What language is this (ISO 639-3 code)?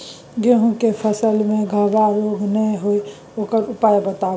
mai